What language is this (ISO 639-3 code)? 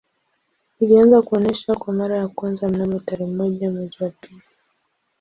swa